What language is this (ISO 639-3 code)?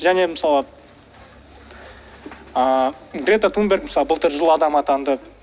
kaz